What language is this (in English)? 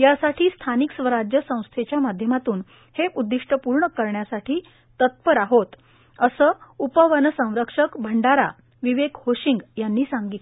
Marathi